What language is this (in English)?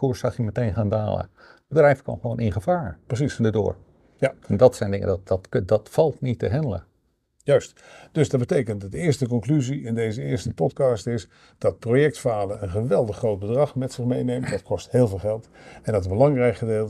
Dutch